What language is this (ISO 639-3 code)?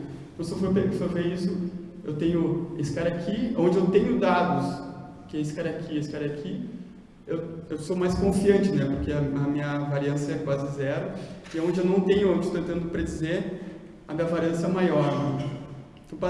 por